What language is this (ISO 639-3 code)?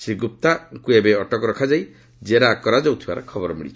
ori